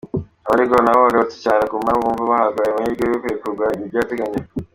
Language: Kinyarwanda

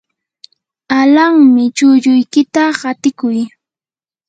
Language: Yanahuanca Pasco Quechua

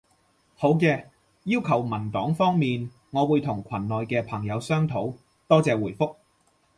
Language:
Cantonese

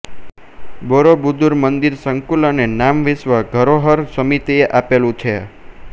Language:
Gujarati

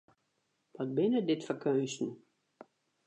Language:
Western Frisian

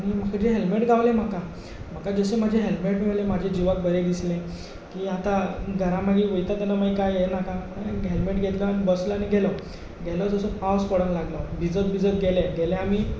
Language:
Konkani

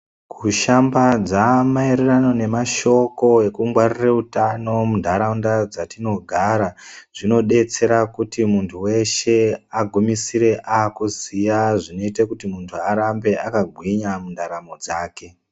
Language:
Ndau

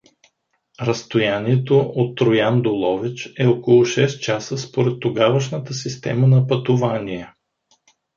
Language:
Bulgarian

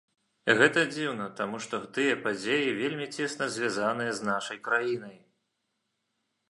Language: Belarusian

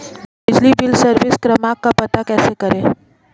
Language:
Hindi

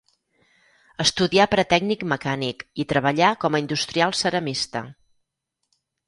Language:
Catalan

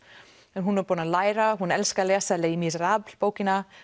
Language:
Icelandic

